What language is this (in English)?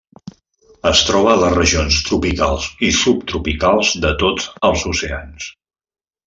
Catalan